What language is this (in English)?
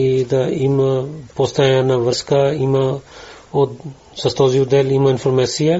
Bulgarian